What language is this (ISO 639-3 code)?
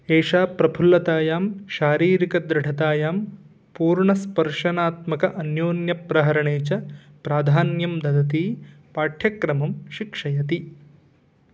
san